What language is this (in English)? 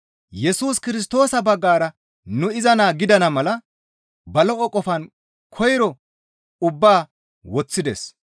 Gamo